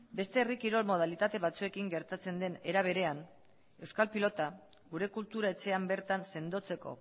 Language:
Basque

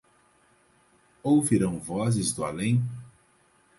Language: Portuguese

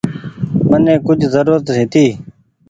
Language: Goaria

